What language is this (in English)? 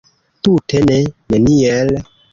Esperanto